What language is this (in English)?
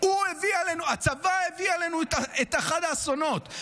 Hebrew